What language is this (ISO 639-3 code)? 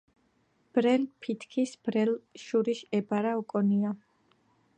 kat